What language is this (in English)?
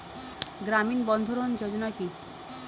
Bangla